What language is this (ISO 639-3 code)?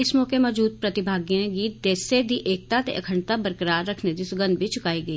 doi